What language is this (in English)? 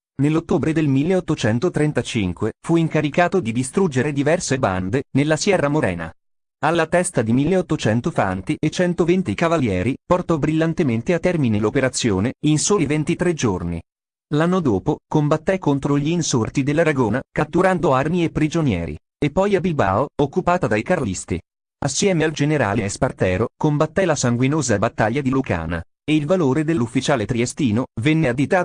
Italian